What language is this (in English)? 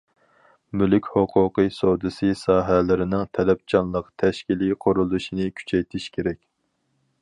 Uyghur